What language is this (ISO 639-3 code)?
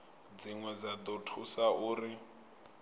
ven